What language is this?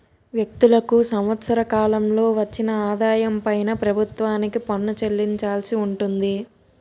Telugu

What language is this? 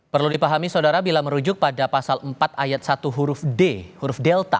Indonesian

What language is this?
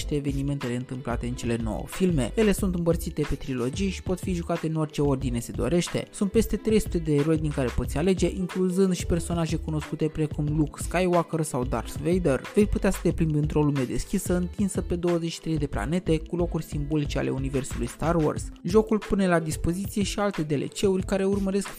Romanian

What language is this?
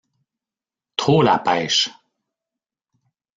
French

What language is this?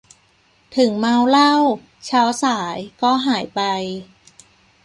Thai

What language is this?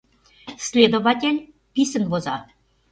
Mari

